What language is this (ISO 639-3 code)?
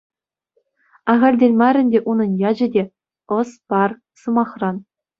chv